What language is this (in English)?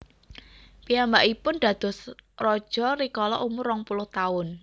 Javanese